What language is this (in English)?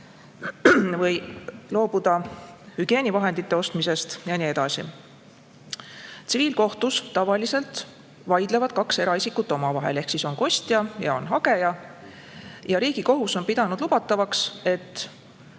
Estonian